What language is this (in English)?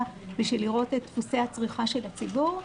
Hebrew